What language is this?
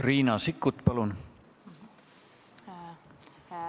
Estonian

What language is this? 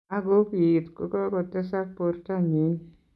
Kalenjin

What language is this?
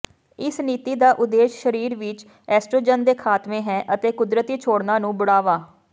Punjabi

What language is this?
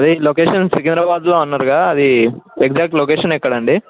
Telugu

